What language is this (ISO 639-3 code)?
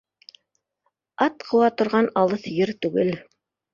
bak